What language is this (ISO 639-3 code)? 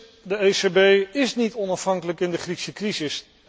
nld